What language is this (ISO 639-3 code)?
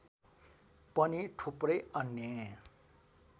nep